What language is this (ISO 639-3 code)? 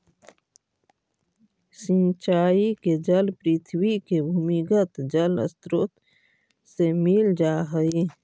mag